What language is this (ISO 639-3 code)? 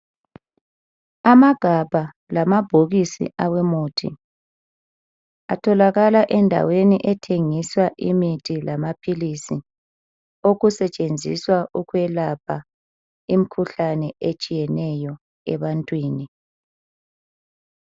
nde